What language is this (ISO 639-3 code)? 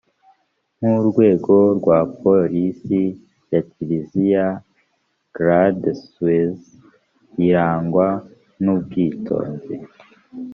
kin